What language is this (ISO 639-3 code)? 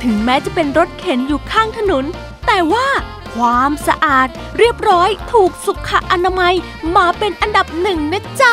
tha